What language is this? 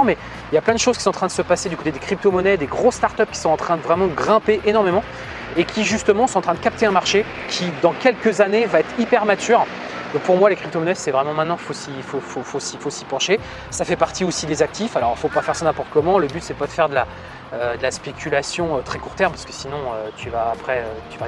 French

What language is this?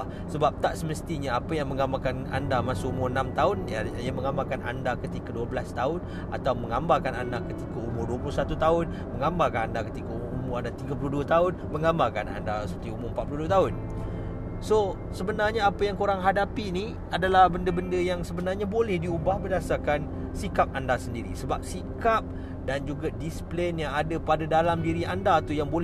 Malay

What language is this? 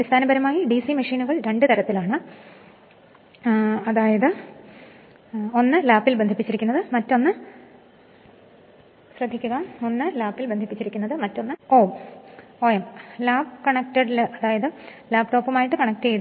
Malayalam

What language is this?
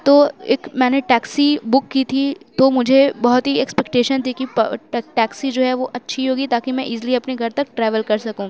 Urdu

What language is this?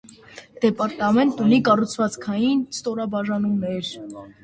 Armenian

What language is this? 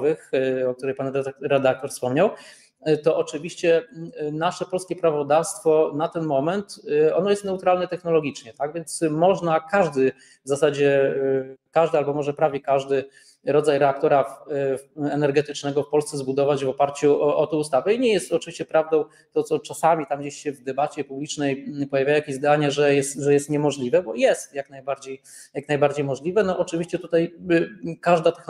Polish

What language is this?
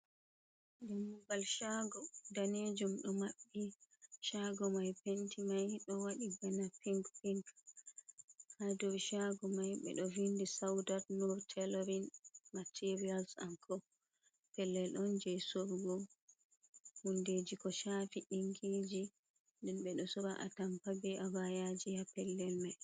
Fula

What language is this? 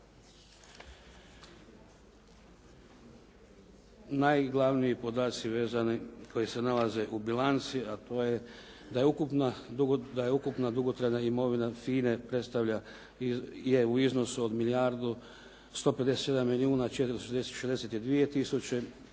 Croatian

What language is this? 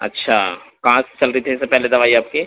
Urdu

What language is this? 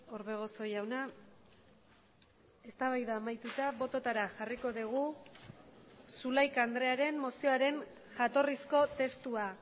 Basque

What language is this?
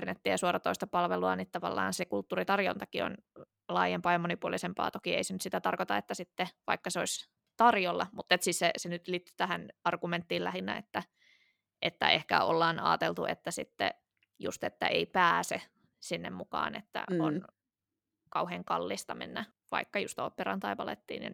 Finnish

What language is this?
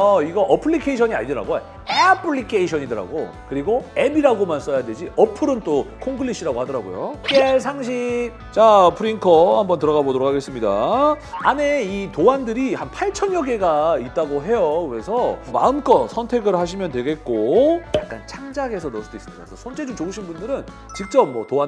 Korean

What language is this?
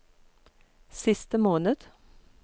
Norwegian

